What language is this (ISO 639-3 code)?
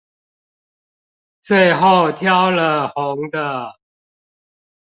zho